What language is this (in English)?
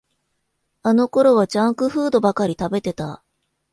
Japanese